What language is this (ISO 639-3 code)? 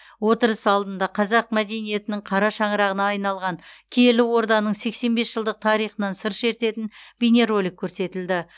kaz